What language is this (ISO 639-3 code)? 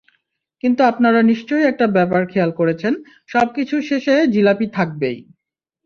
ben